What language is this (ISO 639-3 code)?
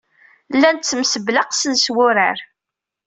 kab